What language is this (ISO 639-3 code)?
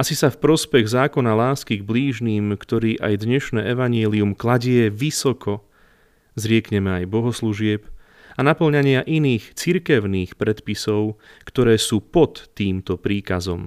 slk